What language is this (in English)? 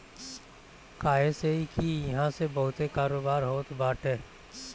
Bhojpuri